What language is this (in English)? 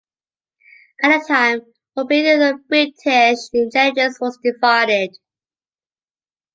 English